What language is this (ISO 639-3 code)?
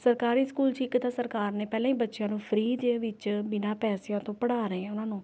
pan